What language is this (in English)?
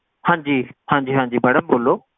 Punjabi